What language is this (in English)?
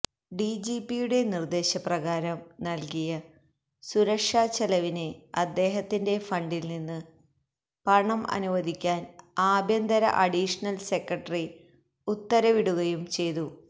Malayalam